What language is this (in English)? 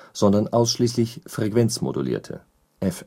German